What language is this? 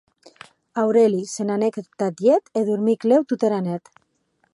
Occitan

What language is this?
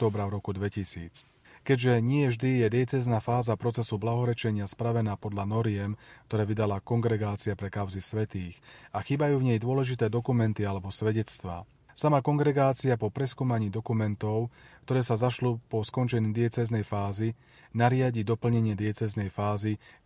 Slovak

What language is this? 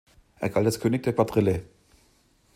German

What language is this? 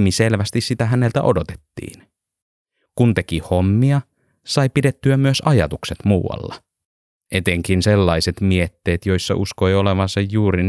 Finnish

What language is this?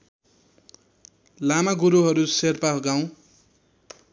Nepali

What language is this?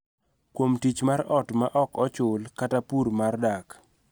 Luo (Kenya and Tanzania)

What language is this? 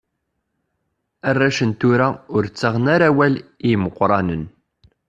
Kabyle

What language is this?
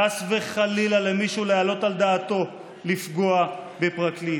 Hebrew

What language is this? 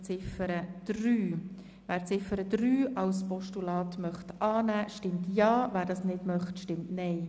Swiss German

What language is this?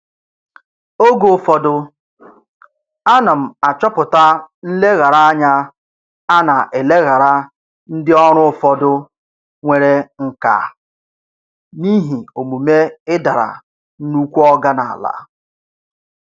Igbo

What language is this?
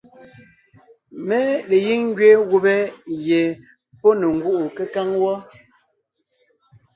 Ngiemboon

